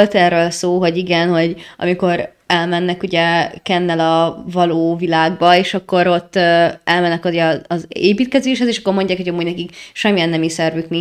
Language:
Hungarian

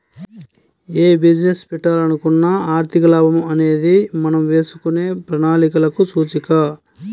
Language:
Telugu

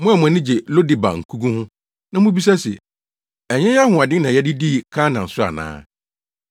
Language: Akan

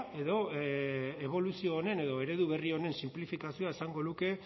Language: Basque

